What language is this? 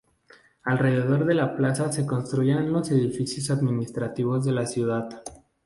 Spanish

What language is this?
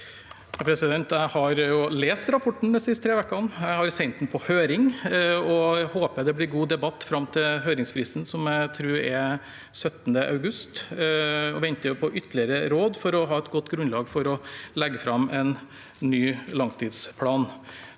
Norwegian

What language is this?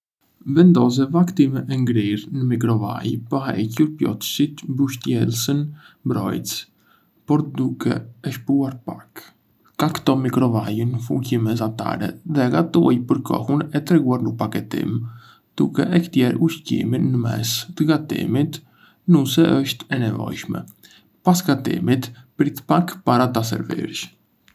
Arbëreshë Albanian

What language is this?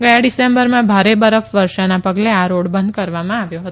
Gujarati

